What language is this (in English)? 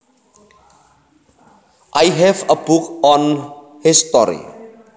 Javanese